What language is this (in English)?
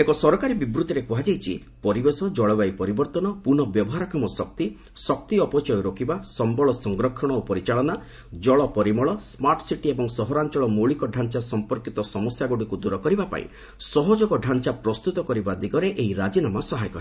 Odia